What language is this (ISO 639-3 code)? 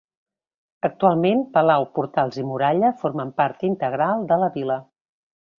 cat